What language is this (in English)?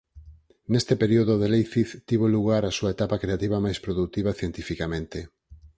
Galician